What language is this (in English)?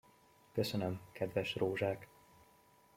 Hungarian